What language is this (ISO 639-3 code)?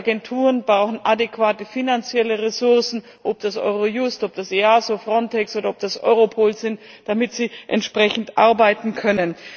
deu